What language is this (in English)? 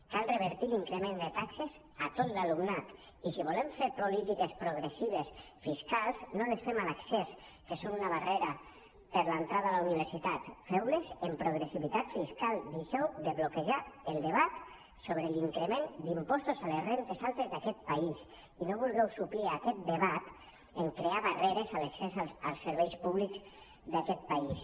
Catalan